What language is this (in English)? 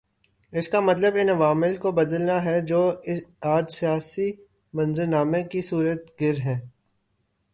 Urdu